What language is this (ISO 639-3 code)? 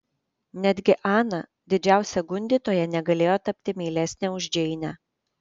lit